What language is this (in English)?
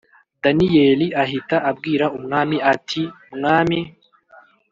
Kinyarwanda